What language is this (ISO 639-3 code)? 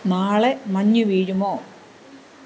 mal